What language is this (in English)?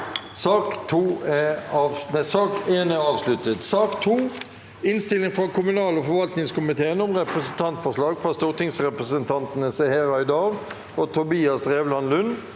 Norwegian